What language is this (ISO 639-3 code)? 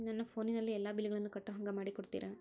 kan